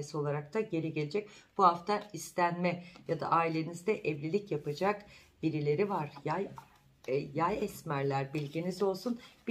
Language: Turkish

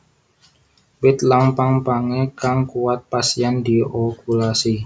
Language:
Javanese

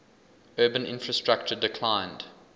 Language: English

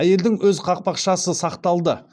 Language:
Kazakh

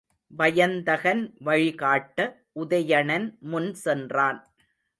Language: Tamil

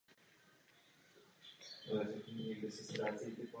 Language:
Czech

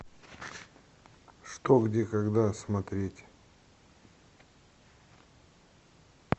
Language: Russian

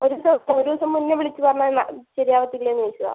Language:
Malayalam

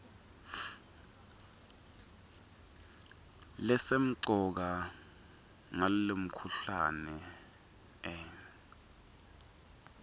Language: Swati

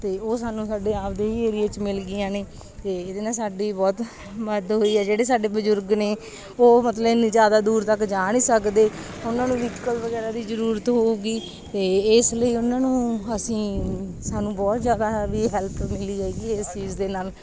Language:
Punjabi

